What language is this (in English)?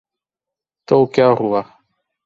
Urdu